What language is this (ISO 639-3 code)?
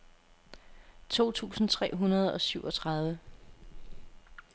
dan